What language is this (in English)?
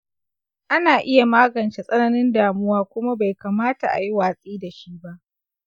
Hausa